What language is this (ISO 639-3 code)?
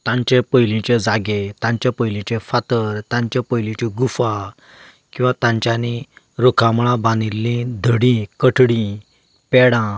kok